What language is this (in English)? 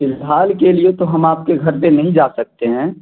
Urdu